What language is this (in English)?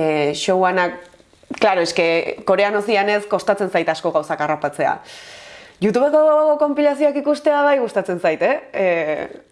Basque